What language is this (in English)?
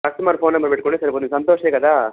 Telugu